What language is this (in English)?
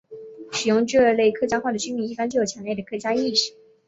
Chinese